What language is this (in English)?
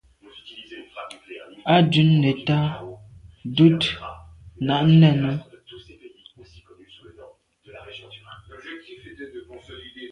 Medumba